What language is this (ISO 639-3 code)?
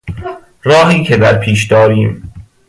fas